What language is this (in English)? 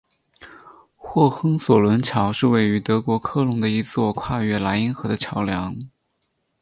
Chinese